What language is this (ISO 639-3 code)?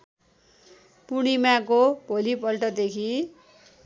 nep